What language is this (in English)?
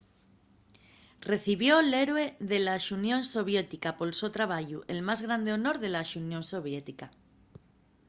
Asturian